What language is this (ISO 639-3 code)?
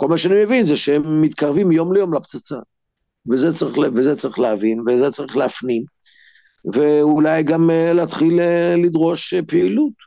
heb